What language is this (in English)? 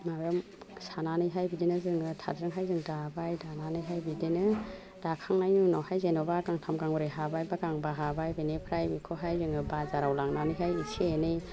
Bodo